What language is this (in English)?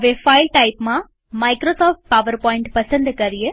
Gujarati